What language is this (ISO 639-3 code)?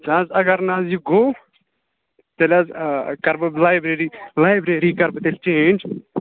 kas